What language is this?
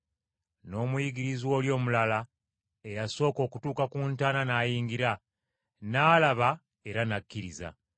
Ganda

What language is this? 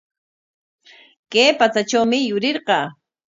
Corongo Ancash Quechua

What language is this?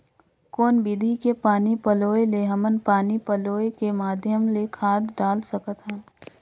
Chhattisgarhi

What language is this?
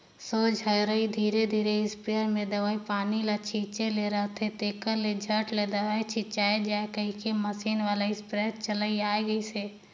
Chhattisgarhi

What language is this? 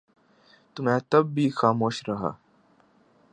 Urdu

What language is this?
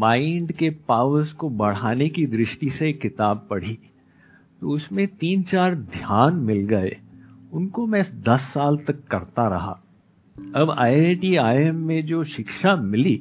Hindi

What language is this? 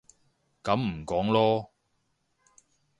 Cantonese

